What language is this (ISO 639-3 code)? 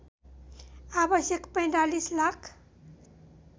nep